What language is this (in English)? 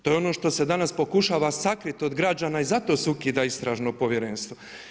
Croatian